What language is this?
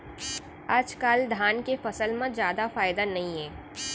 Chhattisgarhi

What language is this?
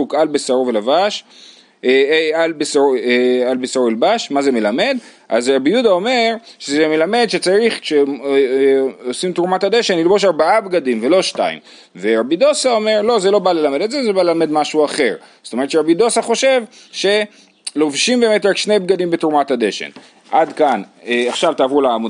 Hebrew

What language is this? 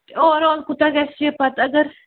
Kashmiri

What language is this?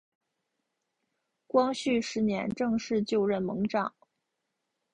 Chinese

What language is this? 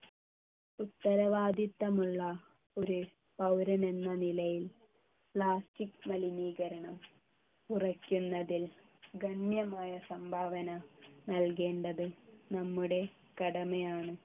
Malayalam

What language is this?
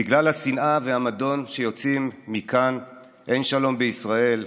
Hebrew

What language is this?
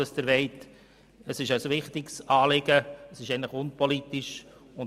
Swiss German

